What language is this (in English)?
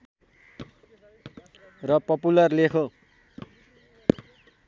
Nepali